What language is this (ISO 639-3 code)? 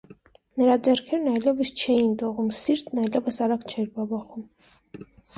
hye